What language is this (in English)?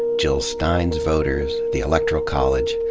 English